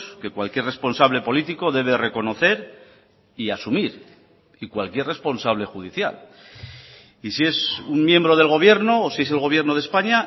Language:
Spanish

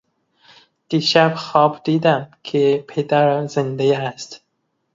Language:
Persian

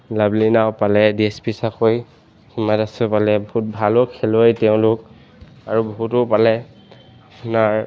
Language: Assamese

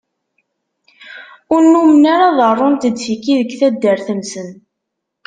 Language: Kabyle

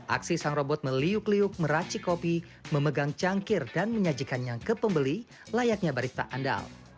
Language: Indonesian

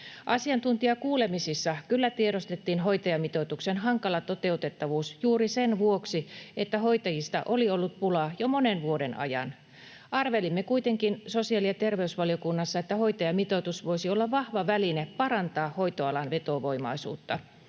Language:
Finnish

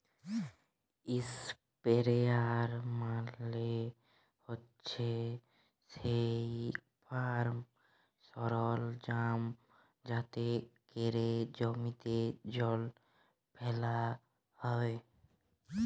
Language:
Bangla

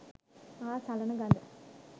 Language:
Sinhala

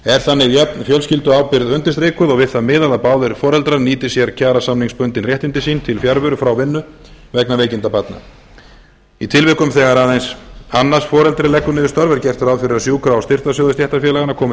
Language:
Icelandic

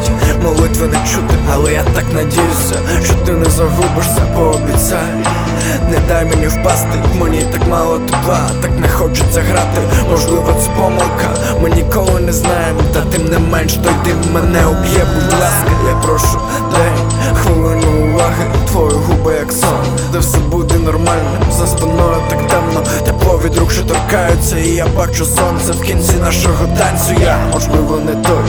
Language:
Ukrainian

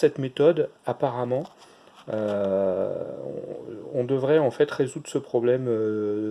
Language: French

